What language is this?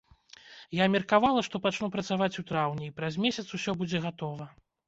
Belarusian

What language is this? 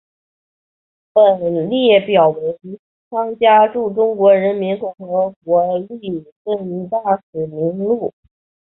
Chinese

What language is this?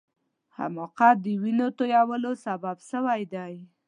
Pashto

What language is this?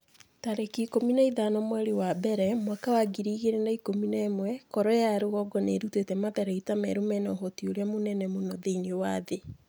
Kikuyu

